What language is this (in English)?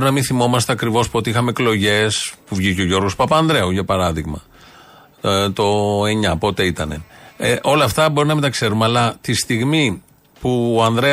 Greek